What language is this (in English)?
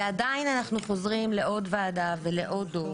Hebrew